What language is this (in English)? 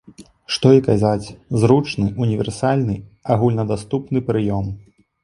Belarusian